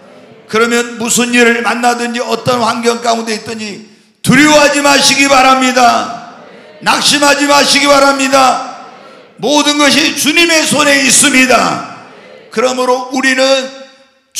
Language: Korean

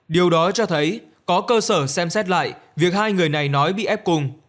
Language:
Vietnamese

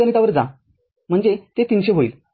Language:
Marathi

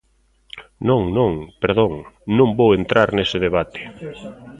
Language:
Galician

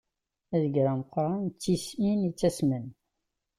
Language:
Kabyle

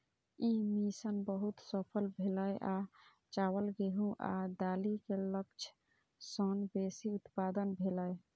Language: Maithili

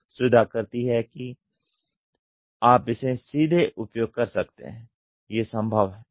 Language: Hindi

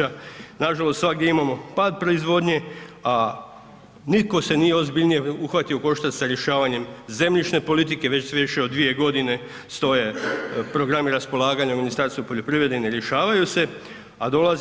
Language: Croatian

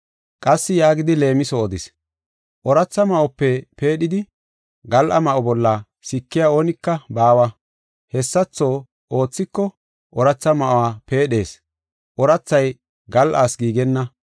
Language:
Gofa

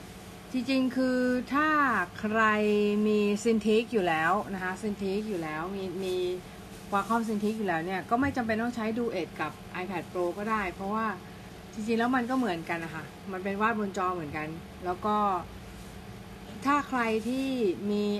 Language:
Thai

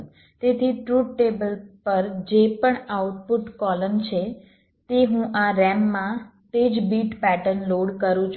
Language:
Gujarati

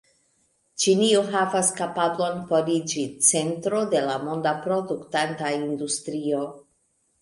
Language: Esperanto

